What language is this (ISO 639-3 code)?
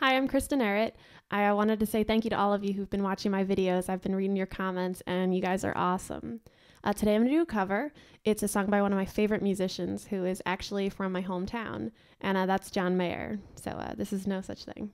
eng